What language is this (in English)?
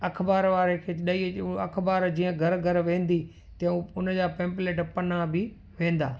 Sindhi